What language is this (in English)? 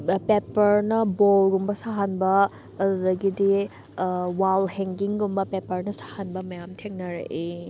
Manipuri